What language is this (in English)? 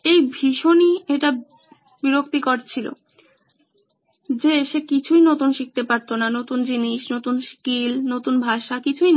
Bangla